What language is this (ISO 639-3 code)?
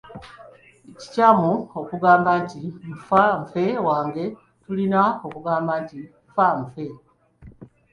lug